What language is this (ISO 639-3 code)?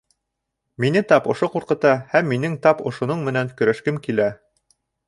bak